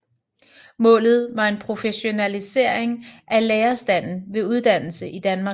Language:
Danish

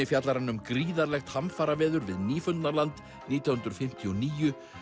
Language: Icelandic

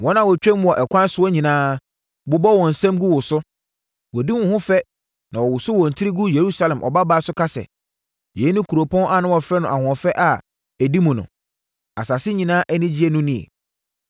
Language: Akan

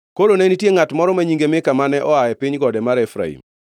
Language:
Luo (Kenya and Tanzania)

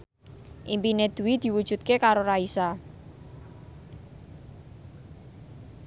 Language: Javanese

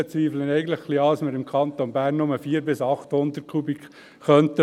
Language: Swiss German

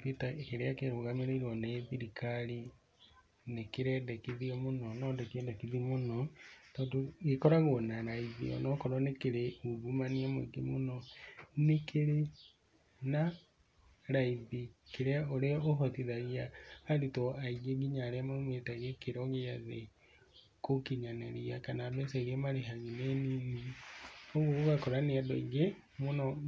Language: Kikuyu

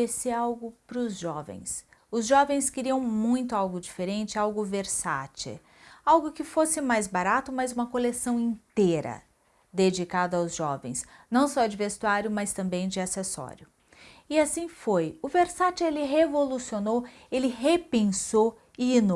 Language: Portuguese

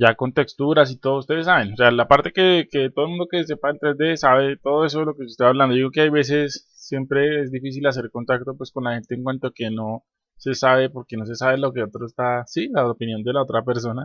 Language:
Spanish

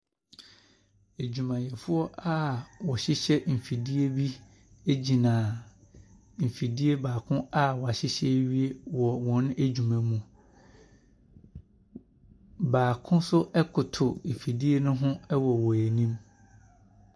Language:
Akan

